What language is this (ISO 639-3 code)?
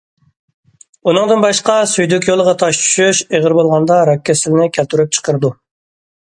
uig